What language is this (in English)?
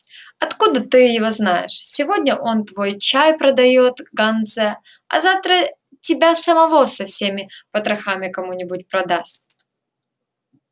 Russian